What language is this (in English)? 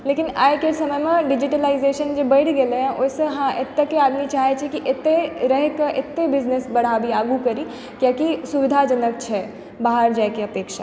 Maithili